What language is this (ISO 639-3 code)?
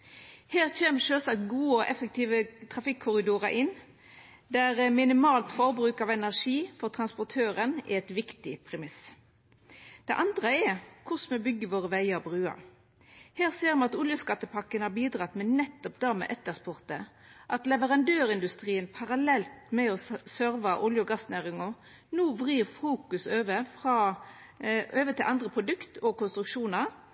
nno